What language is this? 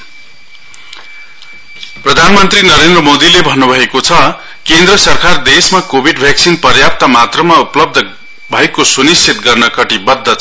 Nepali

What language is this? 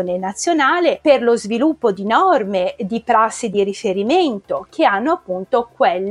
Italian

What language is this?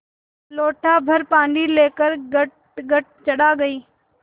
Hindi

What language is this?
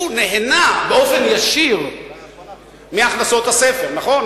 Hebrew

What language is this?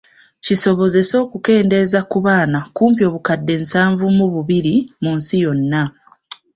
Ganda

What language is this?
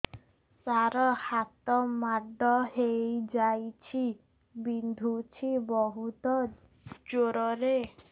Odia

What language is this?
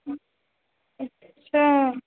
Sanskrit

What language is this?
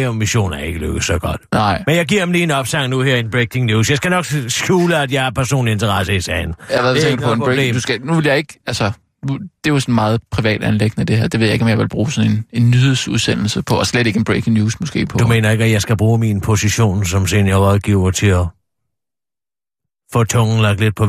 Danish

